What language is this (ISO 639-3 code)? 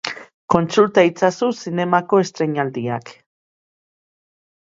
eus